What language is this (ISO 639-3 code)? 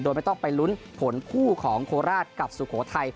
tha